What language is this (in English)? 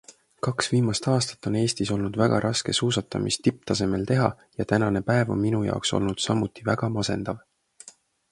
Estonian